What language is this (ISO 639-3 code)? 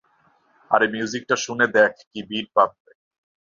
ben